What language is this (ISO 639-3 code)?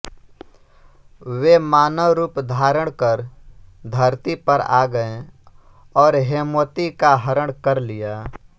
hin